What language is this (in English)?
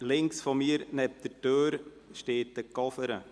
Swiss German